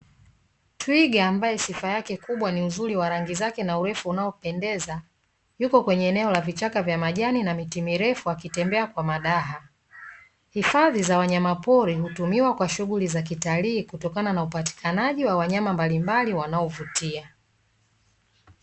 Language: Swahili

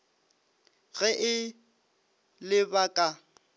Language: Northern Sotho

